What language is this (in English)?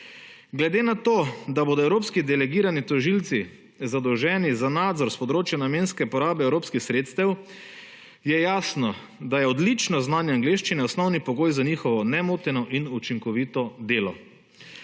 Slovenian